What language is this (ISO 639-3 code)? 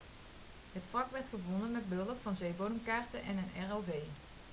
nld